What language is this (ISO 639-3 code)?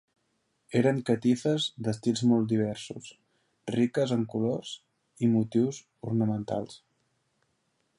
cat